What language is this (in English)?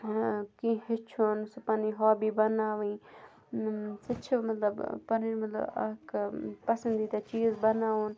Kashmiri